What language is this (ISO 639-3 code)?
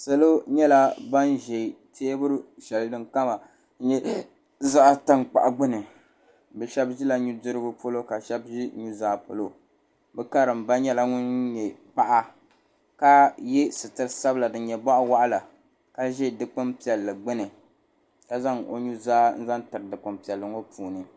dag